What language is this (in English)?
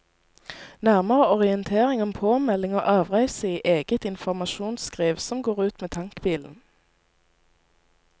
Norwegian